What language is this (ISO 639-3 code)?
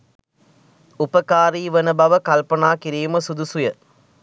sin